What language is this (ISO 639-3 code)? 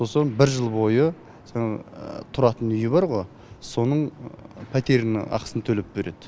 kaz